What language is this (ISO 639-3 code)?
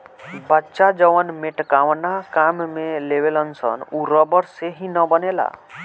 bho